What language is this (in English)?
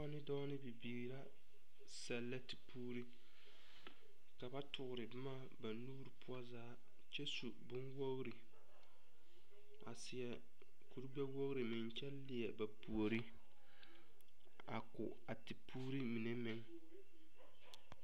Southern Dagaare